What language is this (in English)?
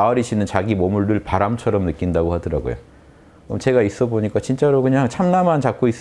Korean